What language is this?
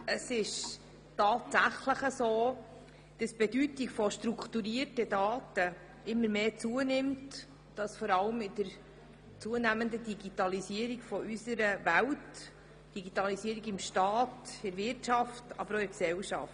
Swiss German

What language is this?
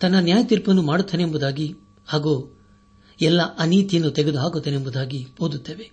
Kannada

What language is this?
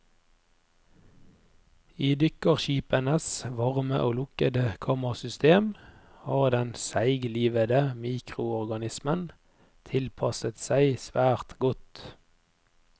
Norwegian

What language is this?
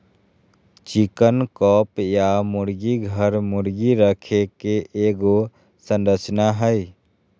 Magahi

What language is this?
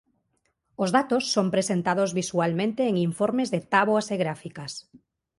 Galician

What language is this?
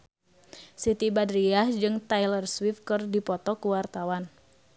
Sundanese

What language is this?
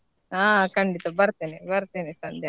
Kannada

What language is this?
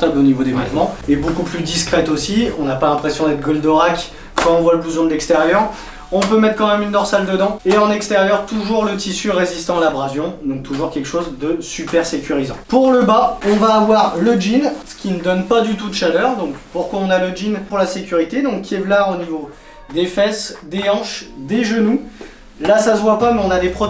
French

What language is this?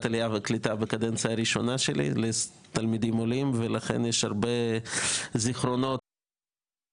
Hebrew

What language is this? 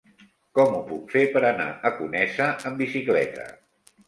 Catalan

